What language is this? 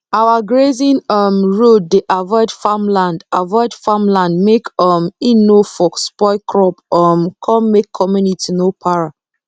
Nigerian Pidgin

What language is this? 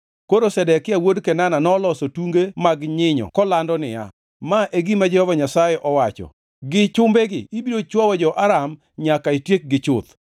Luo (Kenya and Tanzania)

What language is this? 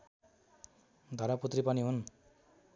Nepali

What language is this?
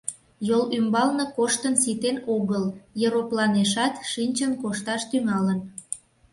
Mari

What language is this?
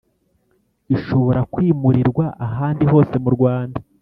Kinyarwanda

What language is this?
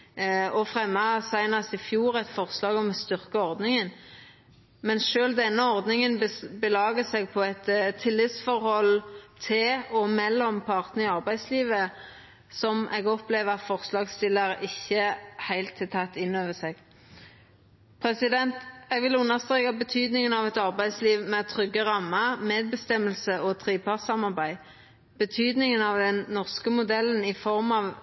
Norwegian Nynorsk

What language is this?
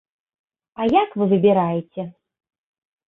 Belarusian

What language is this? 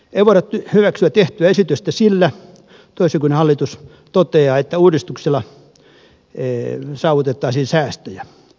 Finnish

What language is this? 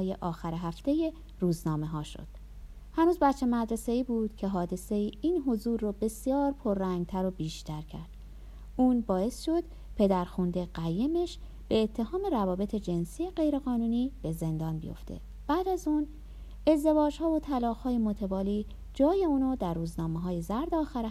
Persian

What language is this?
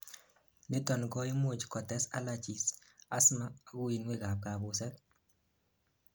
Kalenjin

